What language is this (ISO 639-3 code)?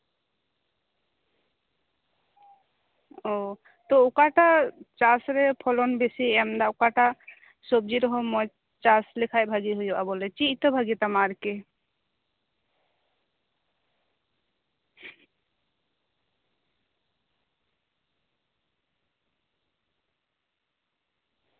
sat